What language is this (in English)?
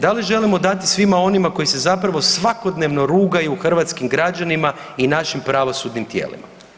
Croatian